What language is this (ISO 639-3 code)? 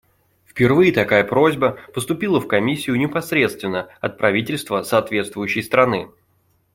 rus